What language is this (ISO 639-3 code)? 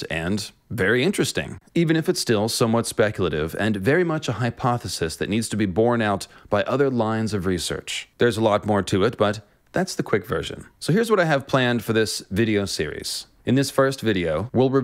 eng